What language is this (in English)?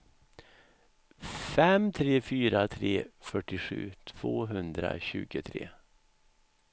Swedish